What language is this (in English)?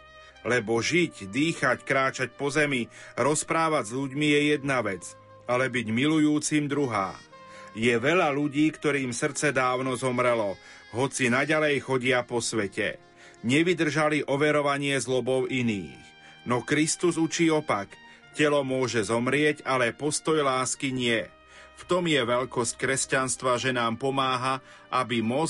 Slovak